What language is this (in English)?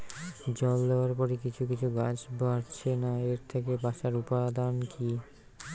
Bangla